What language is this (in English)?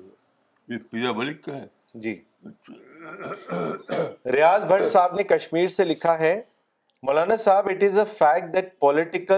Urdu